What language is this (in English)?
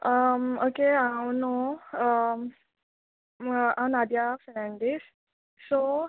Konkani